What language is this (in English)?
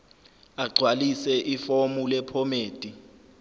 Zulu